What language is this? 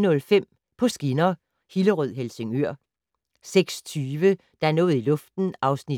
Danish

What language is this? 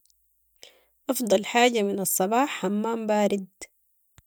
Sudanese Arabic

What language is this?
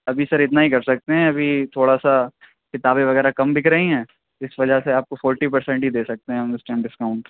Urdu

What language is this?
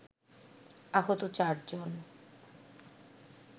Bangla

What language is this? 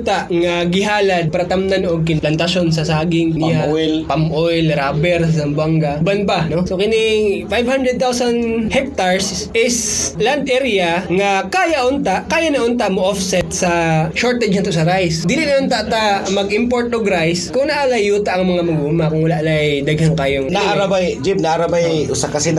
Filipino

